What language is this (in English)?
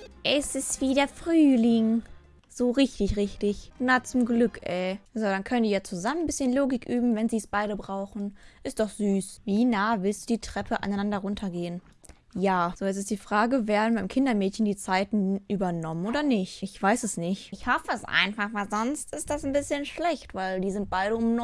German